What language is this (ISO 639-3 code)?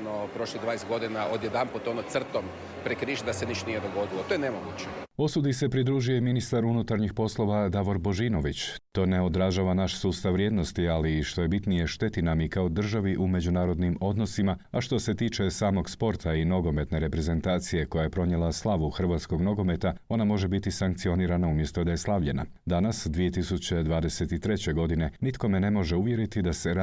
hrv